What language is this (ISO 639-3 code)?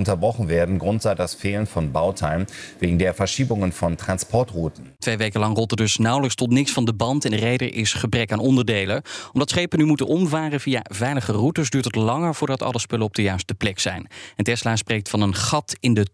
nld